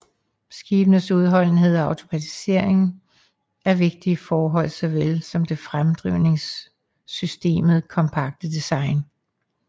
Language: Danish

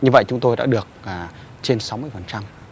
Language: Vietnamese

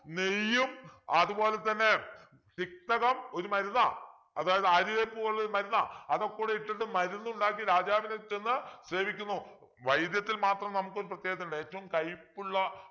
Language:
Malayalam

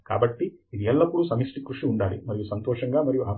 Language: Telugu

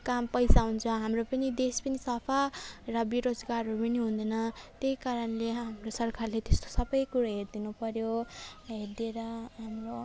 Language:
Nepali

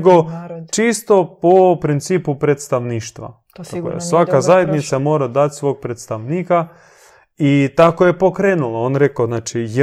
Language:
Croatian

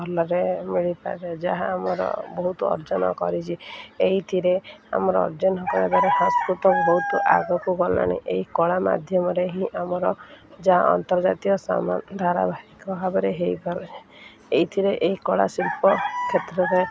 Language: Odia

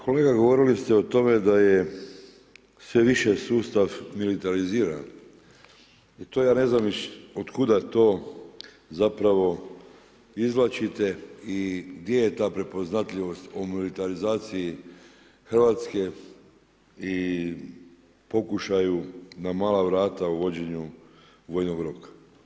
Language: Croatian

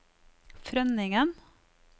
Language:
Norwegian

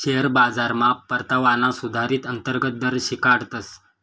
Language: Marathi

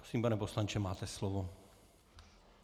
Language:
Czech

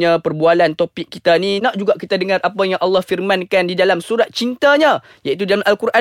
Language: Malay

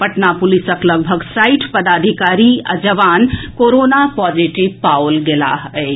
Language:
Maithili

